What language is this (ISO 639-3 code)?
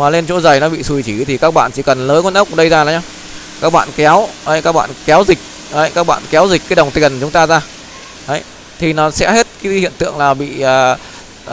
vie